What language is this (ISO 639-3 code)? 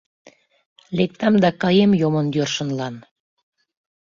chm